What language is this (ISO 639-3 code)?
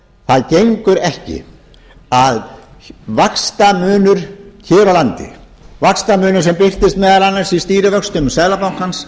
isl